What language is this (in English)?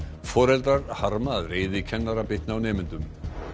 Icelandic